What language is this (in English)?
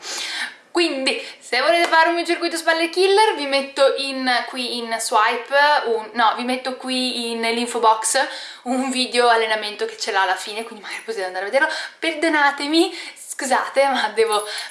Italian